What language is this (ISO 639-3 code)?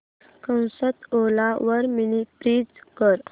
mar